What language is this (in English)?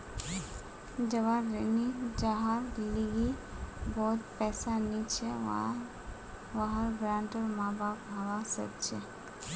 Magahi